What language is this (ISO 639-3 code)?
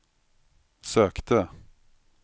swe